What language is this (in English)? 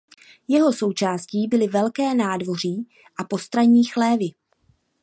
Czech